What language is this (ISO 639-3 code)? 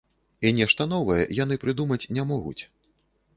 bel